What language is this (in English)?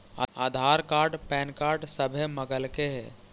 Magahi